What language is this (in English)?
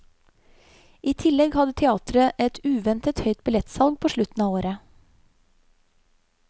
Norwegian